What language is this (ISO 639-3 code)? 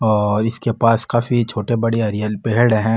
mwr